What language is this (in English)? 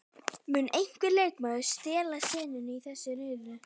Icelandic